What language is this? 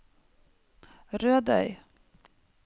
Norwegian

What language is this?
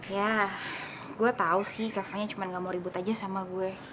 Indonesian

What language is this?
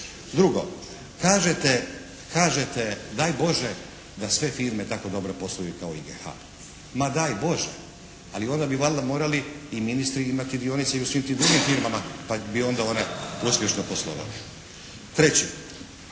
Croatian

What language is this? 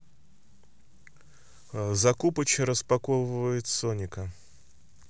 Russian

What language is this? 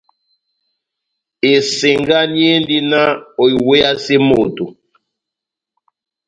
Batanga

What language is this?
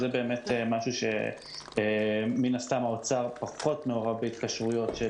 Hebrew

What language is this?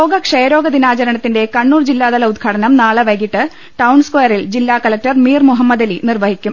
Malayalam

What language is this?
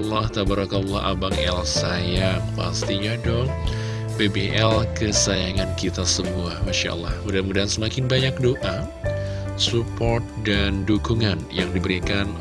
Indonesian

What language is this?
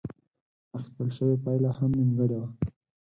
Pashto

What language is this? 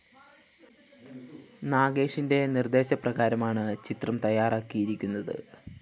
Malayalam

